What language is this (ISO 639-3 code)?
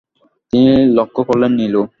ben